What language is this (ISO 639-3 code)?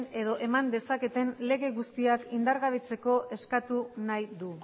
eus